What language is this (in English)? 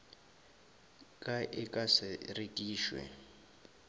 Northern Sotho